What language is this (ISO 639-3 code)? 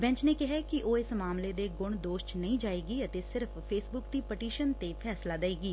pan